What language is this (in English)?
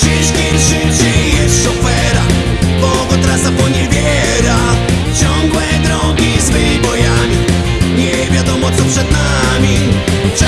Polish